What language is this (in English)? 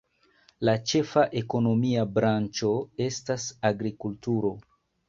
Esperanto